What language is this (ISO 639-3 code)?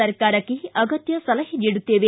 kan